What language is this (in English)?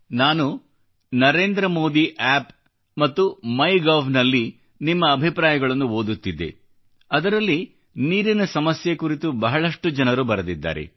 Kannada